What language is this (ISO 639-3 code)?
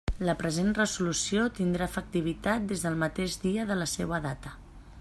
cat